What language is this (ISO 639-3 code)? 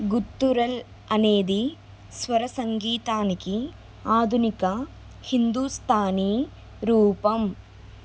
tel